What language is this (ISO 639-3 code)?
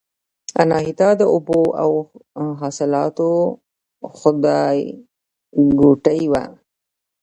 pus